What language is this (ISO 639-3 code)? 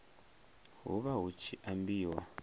ven